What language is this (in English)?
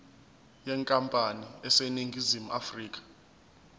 Zulu